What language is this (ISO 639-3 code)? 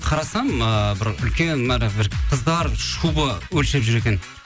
kaz